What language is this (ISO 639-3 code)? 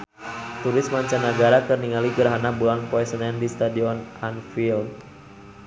sun